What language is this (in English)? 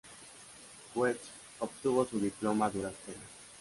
Spanish